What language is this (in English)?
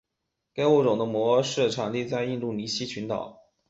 Chinese